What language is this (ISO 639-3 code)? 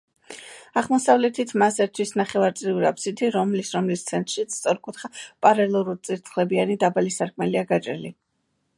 kat